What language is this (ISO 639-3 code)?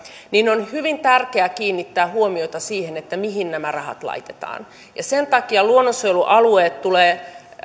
fin